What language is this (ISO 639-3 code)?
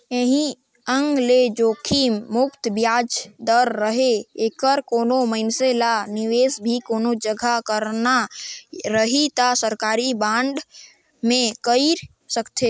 hne